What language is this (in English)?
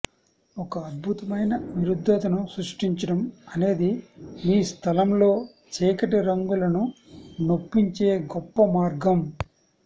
Telugu